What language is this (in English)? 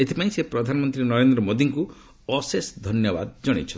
Odia